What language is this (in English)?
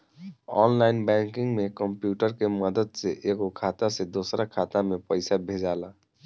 Bhojpuri